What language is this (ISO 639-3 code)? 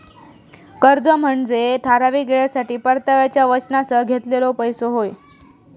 mar